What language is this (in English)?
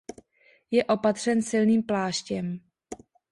Czech